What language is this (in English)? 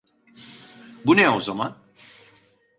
Turkish